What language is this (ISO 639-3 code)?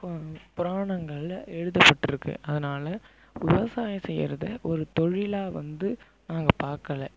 tam